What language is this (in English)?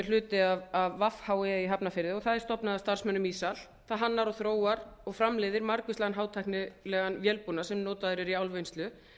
Icelandic